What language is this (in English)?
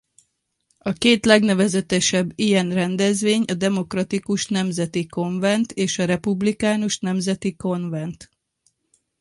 Hungarian